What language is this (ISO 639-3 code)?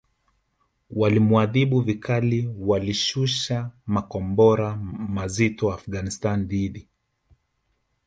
swa